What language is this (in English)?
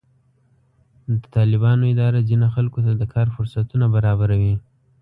Pashto